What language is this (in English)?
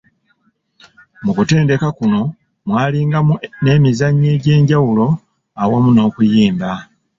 Ganda